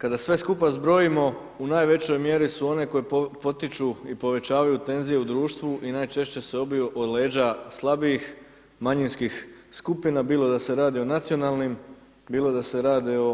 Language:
Croatian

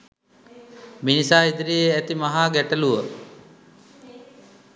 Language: Sinhala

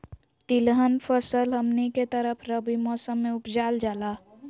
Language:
Magahi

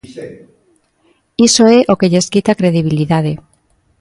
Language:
Galician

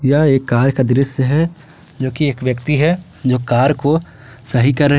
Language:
Hindi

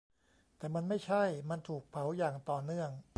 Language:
Thai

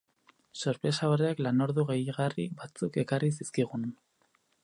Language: Basque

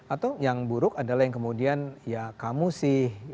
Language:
Indonesian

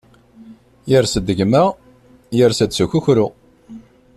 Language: Kabyle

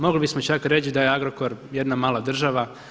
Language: Croatian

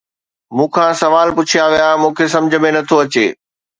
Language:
Sindhi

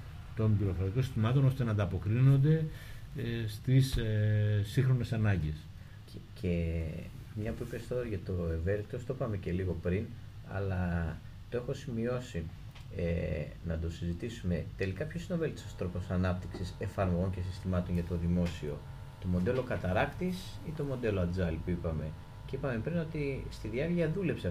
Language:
Greek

